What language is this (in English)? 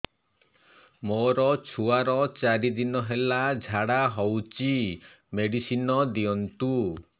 Odia